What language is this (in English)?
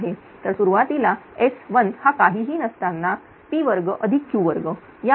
Marathi